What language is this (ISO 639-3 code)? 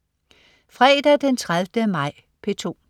dan